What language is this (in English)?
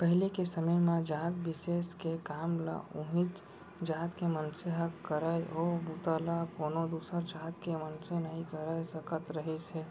Chhattisgarhi